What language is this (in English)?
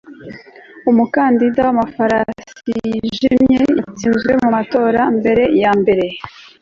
Kinyarwanda